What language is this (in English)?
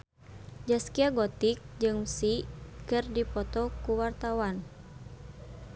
Sundanese